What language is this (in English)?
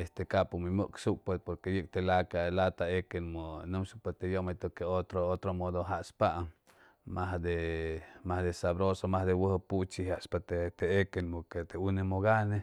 Chimalapa Zoque